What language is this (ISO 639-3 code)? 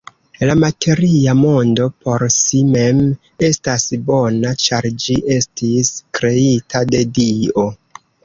epo